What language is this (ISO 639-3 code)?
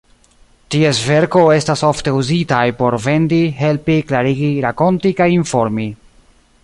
epo